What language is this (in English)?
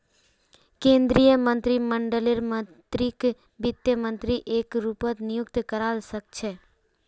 Magahi